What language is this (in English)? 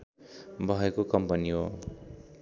Nepali